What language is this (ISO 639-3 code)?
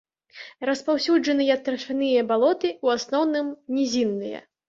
bel